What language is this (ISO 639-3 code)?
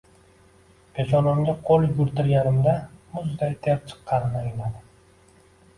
uzb